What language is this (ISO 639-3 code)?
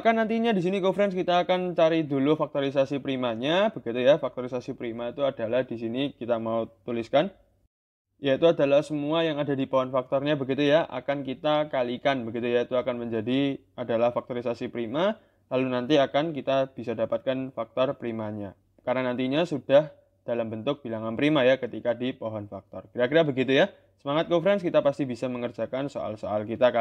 ind